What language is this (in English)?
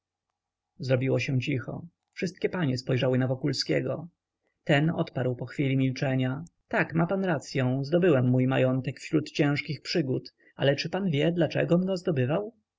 Polish